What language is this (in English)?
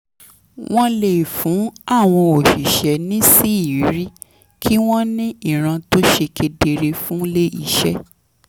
Yoruba